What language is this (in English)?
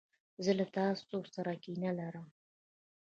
Pashto